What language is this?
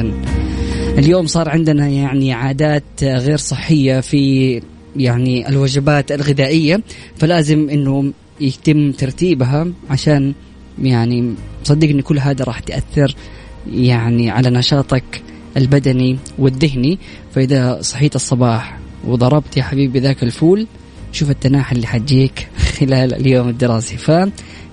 Arabic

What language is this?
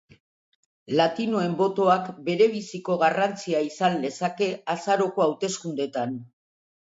Basque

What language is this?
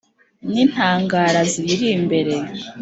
Kinyarwanda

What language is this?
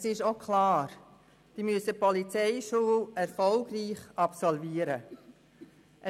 Swiss German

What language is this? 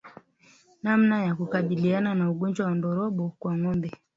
Swahili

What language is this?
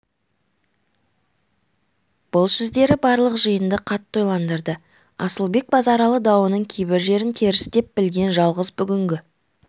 Kazakh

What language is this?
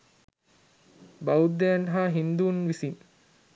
Sinhala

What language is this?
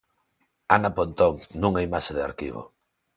Galician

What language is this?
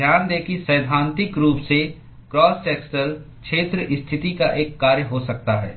Hindi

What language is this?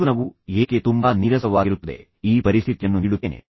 Kannada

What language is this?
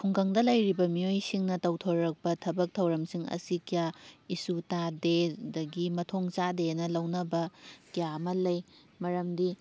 Manipuri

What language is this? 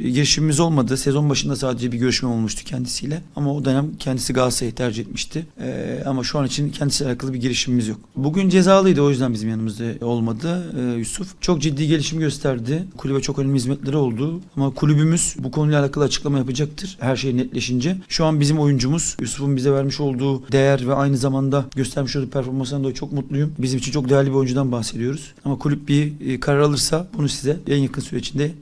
Turkish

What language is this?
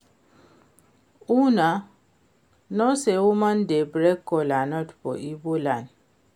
Nigerian Pidgin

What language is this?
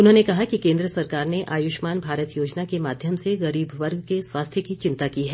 Hindi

